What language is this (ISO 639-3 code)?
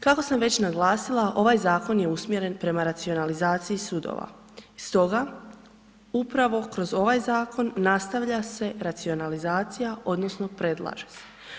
hrv